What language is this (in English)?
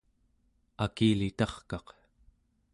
Central Yupik